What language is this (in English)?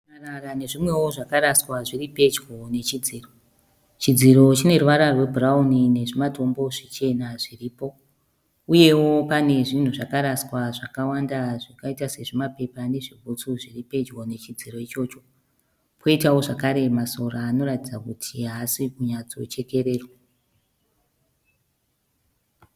Shona